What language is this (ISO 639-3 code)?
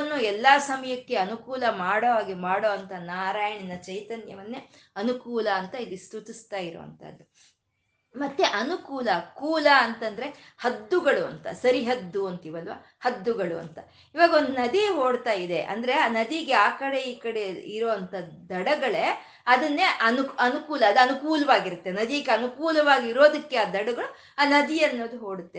kan